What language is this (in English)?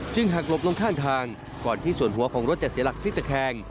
Thai